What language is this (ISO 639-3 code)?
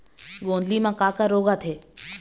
hne